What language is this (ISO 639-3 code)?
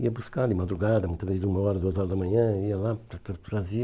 por